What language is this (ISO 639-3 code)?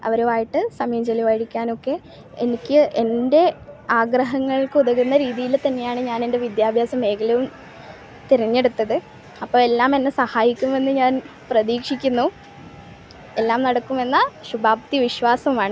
mal